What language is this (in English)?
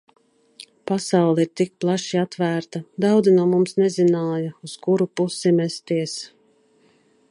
Latvian